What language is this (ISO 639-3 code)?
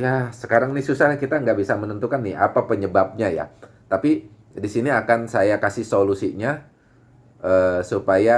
ind